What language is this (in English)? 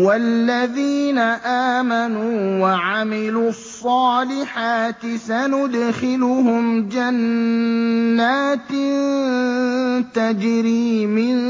Arabic